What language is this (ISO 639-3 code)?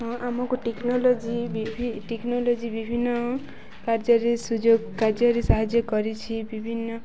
ori